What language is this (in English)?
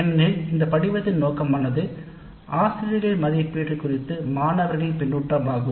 Tamil